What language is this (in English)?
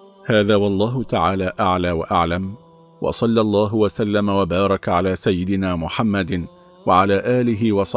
Arabic